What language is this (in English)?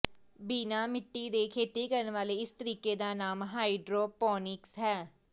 Punjabi